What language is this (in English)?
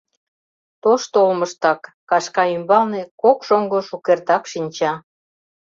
Mari